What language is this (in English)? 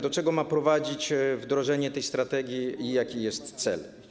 Polish